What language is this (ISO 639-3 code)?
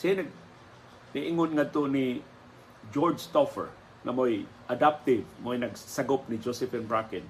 fil